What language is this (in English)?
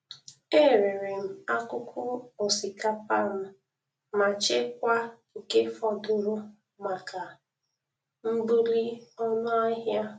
Igbo